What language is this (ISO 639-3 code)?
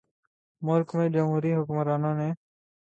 urd